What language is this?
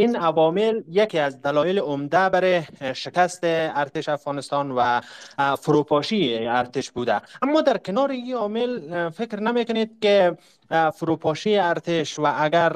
Persian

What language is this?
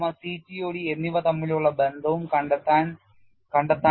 Malayalam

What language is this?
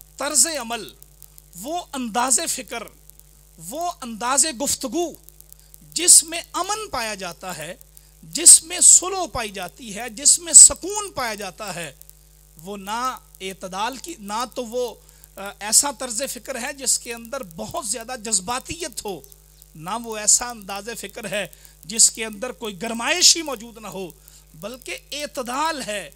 Hindi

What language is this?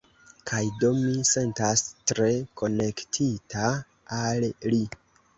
Esperanto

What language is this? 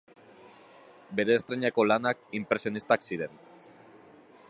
Basque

